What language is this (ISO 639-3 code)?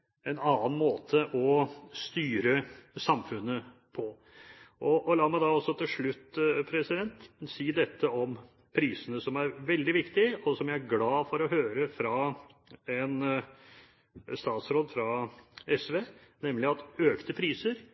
nob